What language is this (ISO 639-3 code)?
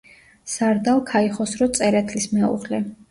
kat